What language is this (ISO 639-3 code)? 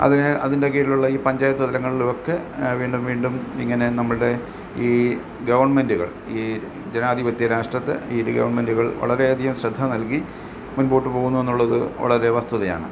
mal